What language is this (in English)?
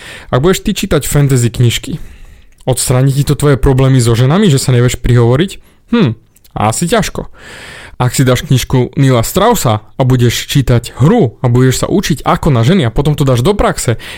Slovak